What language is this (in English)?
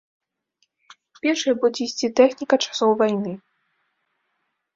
Belarusian